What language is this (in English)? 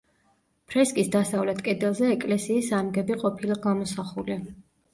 Georgian